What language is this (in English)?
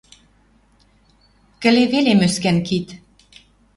Western Mari